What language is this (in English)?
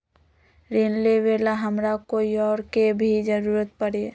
Magahi